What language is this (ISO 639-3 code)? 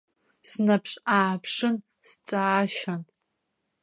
abk